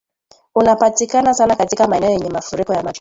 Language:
Swahili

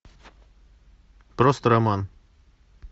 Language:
Russian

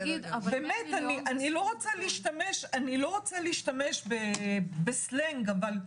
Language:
Hebrew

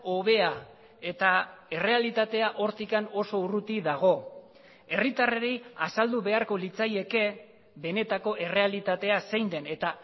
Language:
Basque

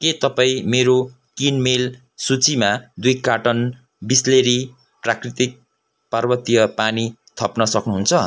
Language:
Nepali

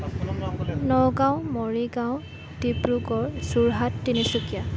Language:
Assamese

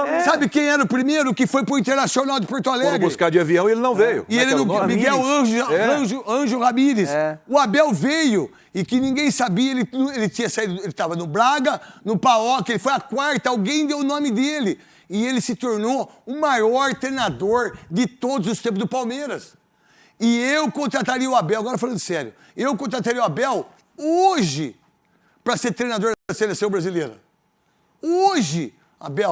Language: Portuguese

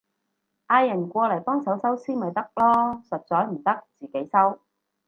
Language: Cantonese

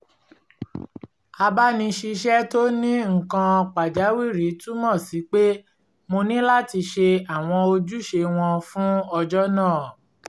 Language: Yoruba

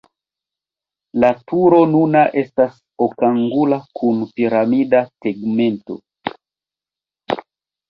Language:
Esperanto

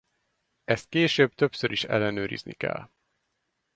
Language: Hungarian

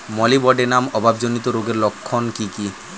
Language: Bangla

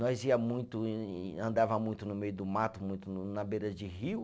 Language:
Portuguese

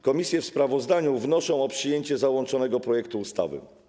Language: Polish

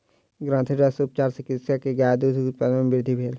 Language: Maithili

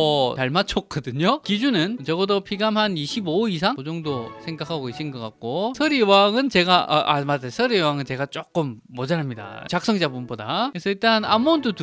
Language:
Korean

